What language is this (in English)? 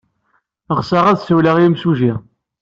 Kabyle